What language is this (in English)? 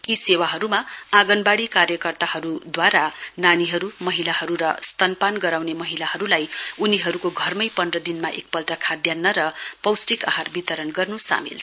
Nepali